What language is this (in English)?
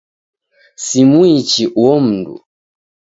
Taita